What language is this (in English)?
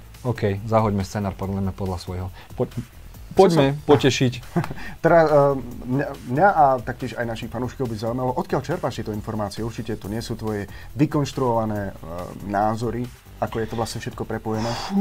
Slovak